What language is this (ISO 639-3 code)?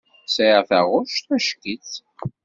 kab